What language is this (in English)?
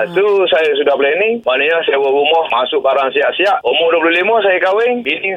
Malay